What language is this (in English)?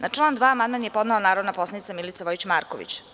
Serbian